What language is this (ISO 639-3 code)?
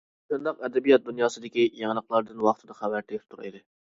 uig